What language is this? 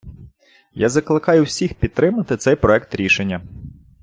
Ukrainian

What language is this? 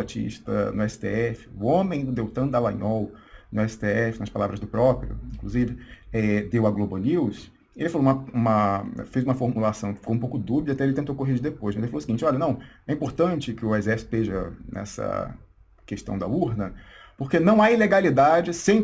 Portuguese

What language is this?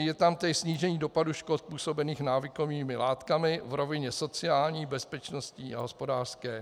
Czech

